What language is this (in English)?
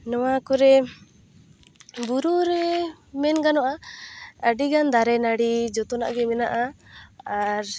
Santali